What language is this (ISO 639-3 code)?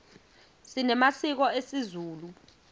ssw